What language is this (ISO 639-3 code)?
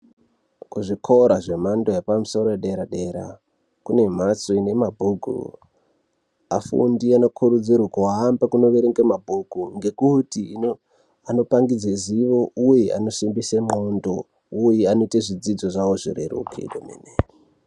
ndc